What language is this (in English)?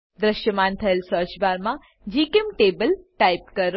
Gujarati